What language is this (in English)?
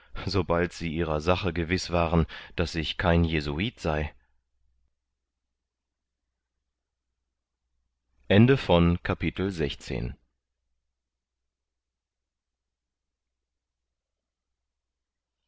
German